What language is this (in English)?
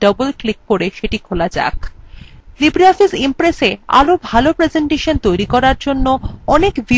Bangla